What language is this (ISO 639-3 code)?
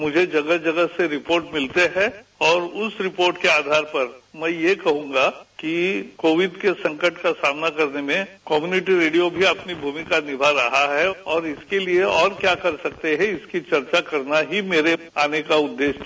hin